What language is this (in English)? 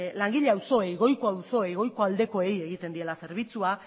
Basque